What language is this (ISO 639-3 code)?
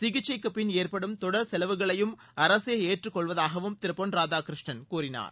tam